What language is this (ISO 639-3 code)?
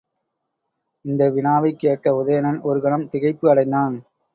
tam